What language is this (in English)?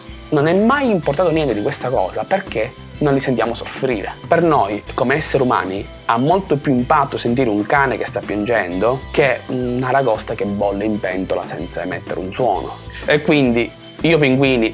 Italian